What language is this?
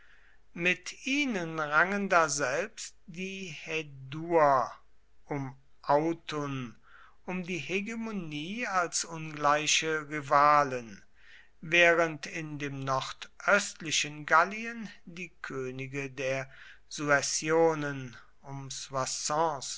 German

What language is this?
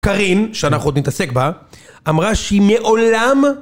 Hebrew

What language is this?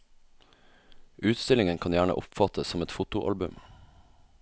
Norwegian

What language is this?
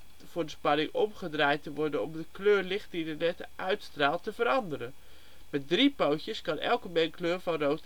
Dutch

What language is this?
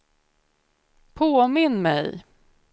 Swedish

